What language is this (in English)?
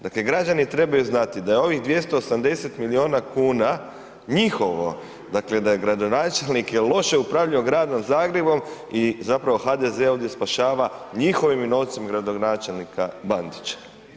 Croatian